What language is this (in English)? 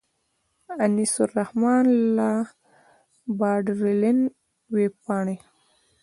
Pashto